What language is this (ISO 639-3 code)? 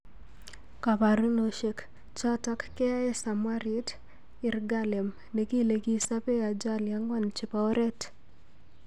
kln